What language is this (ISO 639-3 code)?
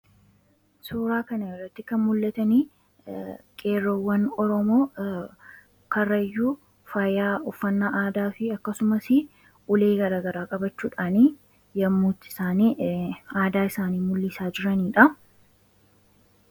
orm